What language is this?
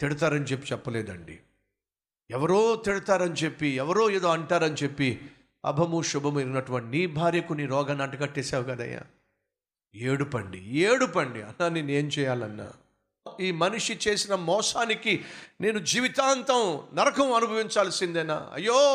Telugu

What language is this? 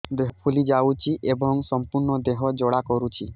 Odia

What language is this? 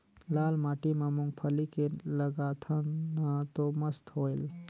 Chhattisgarhi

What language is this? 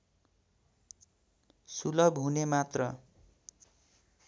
Nepali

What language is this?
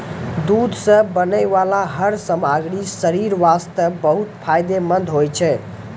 Maithili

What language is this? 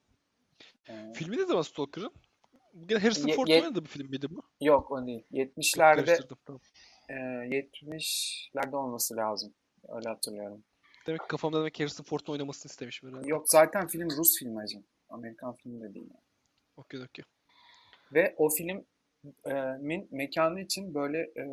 Turkish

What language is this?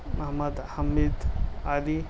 Urdu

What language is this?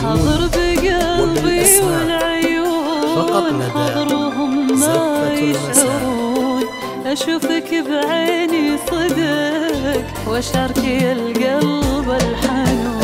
Arabic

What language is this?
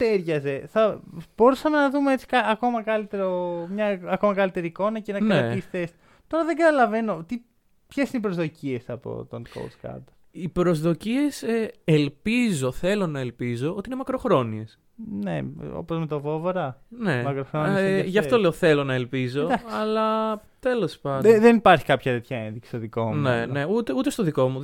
Greek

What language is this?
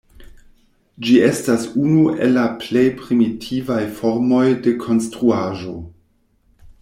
Esperanto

